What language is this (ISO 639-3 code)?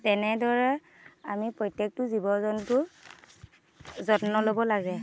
asm